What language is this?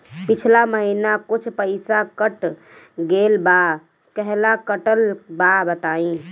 Bhojpuri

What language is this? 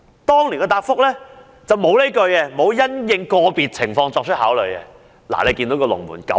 Cantonese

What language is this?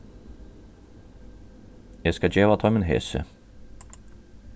Faroese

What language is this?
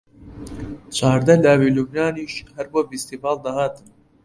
Central Kurdish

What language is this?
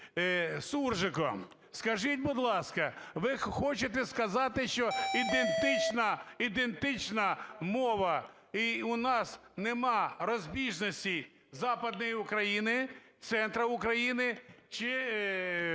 Ukrainian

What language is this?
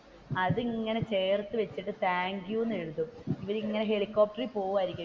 Malayalam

